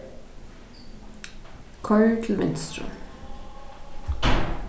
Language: Faroese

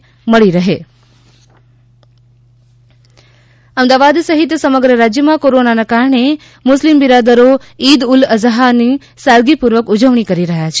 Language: Gujarati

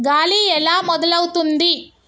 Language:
Telugu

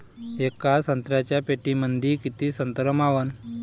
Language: Marathi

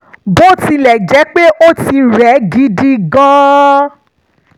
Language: Yoruba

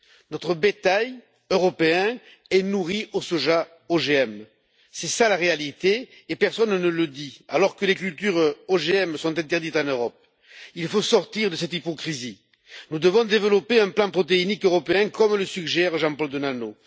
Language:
French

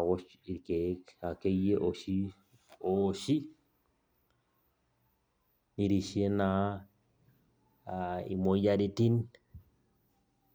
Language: Masai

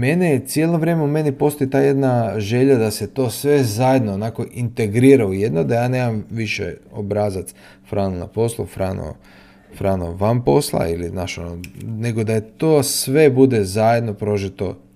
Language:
Croatian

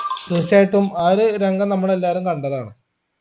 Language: Malayalam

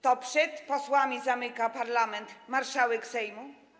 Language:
Polish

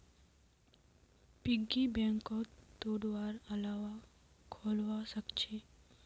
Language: Magahi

